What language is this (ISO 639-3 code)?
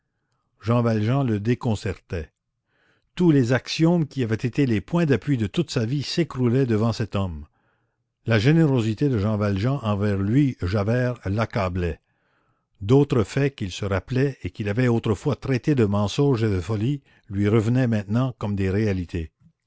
fra